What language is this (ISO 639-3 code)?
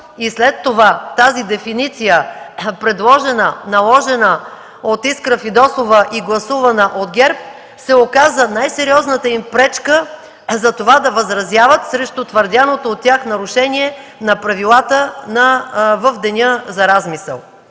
bul